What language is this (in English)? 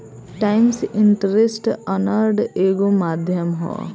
Bhojpuri